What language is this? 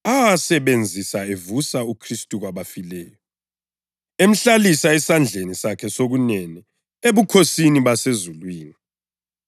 North Ndebele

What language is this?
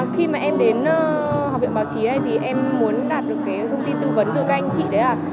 Vietnamese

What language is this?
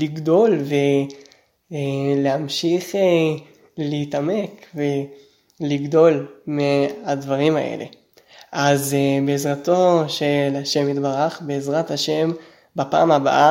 Hebrew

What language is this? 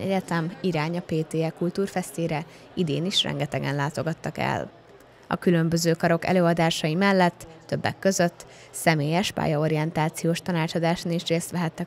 Hungarian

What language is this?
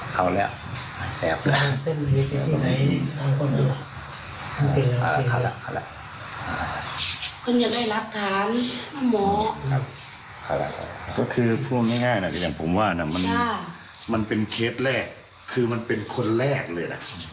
Thai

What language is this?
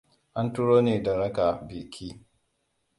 Hausa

